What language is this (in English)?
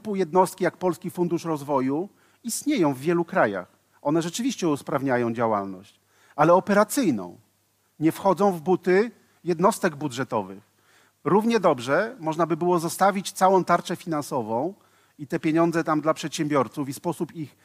Polish